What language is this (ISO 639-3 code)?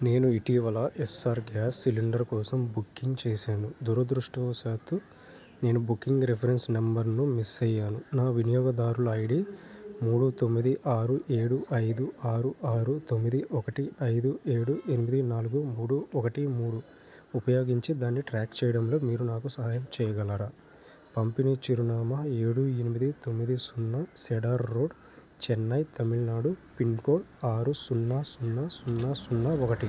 tel